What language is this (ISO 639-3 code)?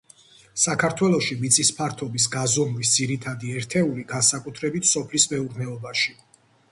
kat